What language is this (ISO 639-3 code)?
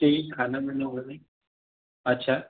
mar